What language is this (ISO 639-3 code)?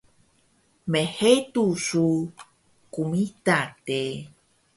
trv